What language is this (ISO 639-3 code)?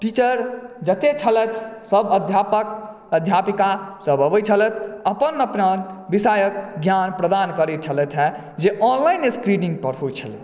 mai